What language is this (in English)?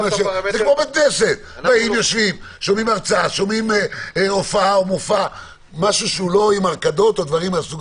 Hebrew